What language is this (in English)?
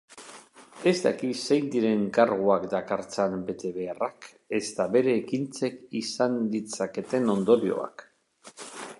Basque